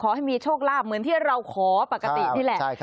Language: Thai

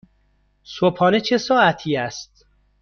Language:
Persian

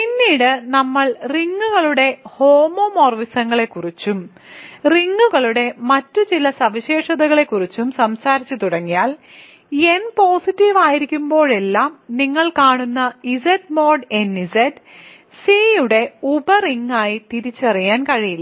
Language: Malayalam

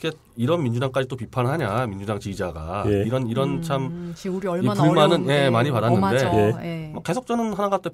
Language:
Korean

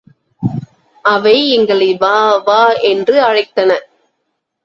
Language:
Tamil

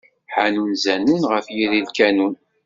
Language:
Kabyle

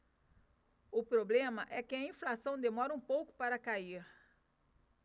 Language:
Portuguese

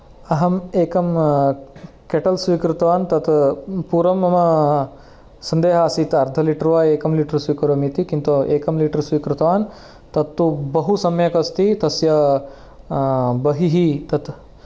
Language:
Sanskrit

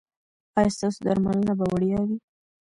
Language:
Pashto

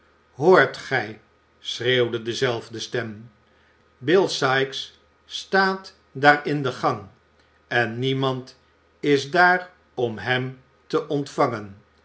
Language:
Dutch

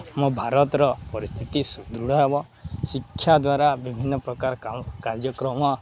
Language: Odia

